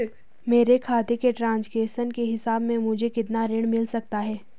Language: Hindi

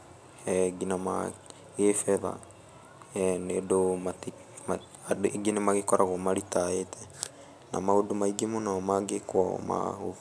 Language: Kikuyu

